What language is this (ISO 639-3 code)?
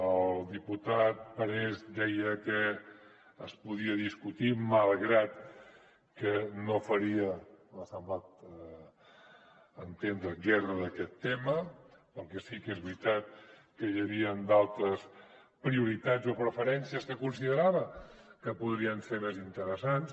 cat